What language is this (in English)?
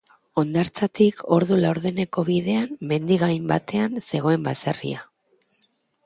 Basque